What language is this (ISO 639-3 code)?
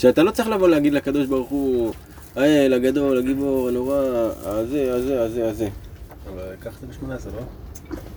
heb